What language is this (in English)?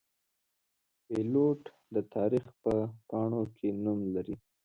Pashto